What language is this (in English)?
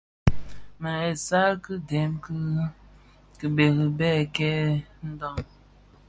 Bafia